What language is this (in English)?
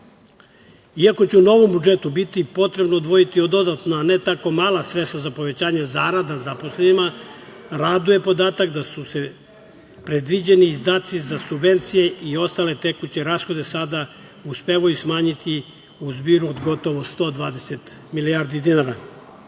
Serbian